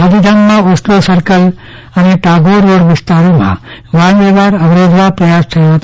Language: Gujarati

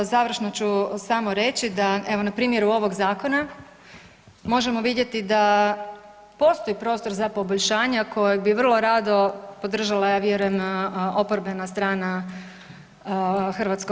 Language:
Croatian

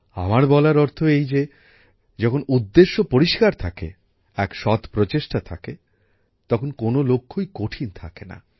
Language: Bangla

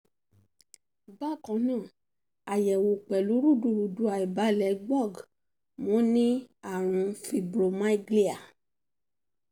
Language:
Yoruba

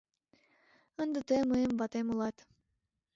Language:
Mari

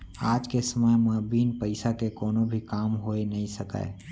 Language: Chhattisgarhi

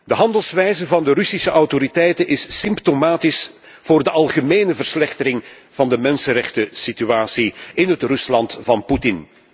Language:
Dutch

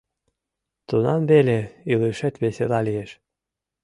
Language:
Mari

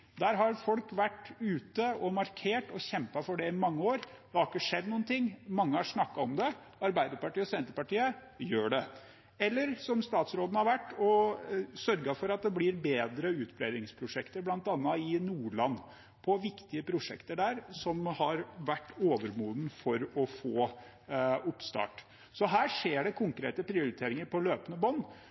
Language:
Norwegian Bokmål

